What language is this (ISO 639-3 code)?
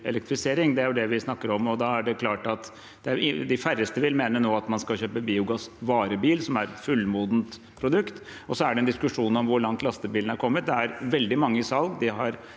nor